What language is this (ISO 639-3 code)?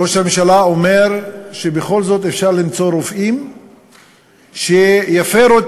heb